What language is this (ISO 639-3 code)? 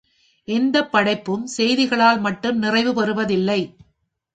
tam